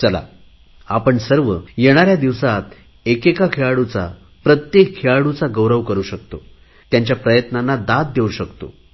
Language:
Marathi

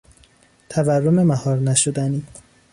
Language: Persian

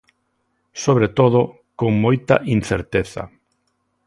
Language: Galician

